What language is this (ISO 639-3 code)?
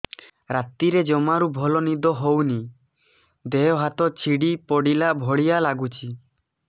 ori